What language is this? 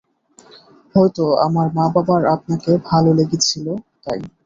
Bangla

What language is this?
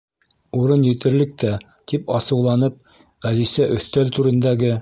Bashkir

